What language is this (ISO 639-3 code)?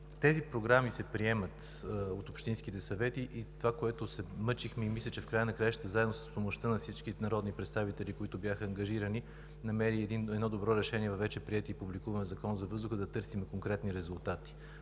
bul